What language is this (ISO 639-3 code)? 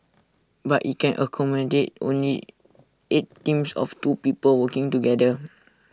eng